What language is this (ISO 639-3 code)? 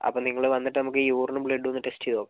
mal